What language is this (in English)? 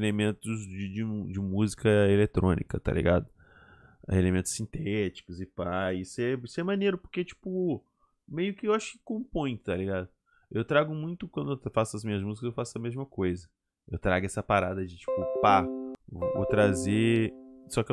Portuguese